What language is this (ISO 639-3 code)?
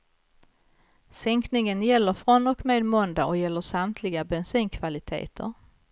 swe